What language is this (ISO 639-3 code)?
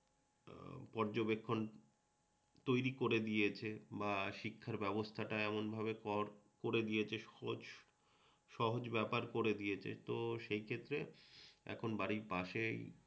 ben